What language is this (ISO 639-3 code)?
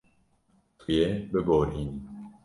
kur